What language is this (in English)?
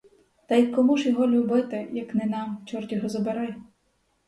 Ukrainian